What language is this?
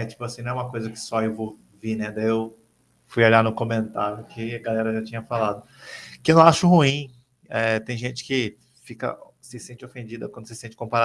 Portuguese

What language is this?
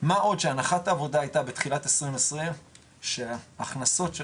Hebrew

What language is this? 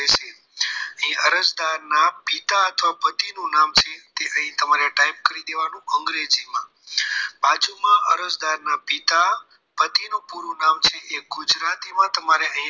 Gujarati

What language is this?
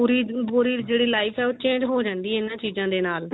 Punjabi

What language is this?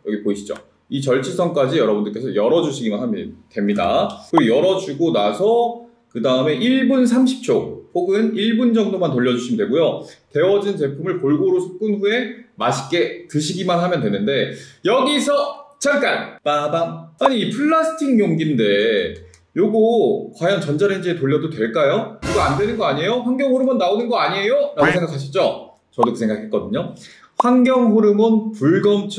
Korean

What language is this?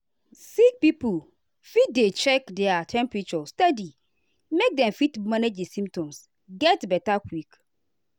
Nigerian Pidgin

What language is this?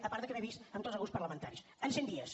Catalan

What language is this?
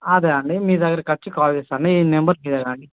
Telugu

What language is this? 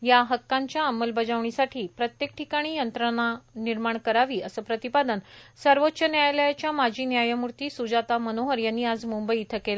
Marathi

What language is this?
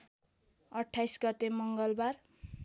Nepali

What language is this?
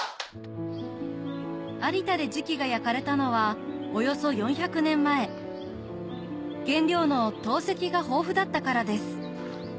Japanese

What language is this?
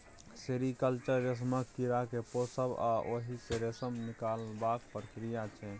Maithili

